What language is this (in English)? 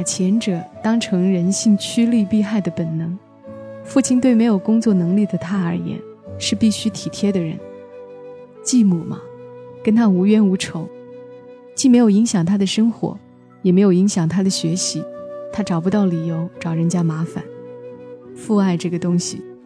Chinese